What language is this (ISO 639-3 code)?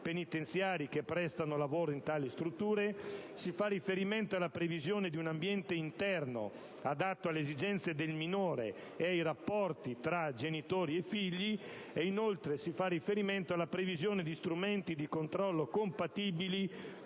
ita